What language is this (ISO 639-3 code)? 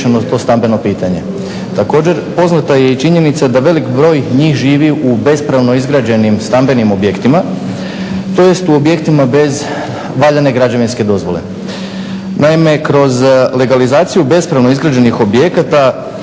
hrv